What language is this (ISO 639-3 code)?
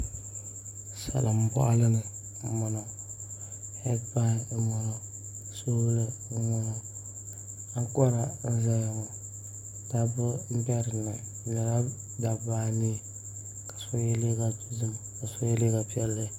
dag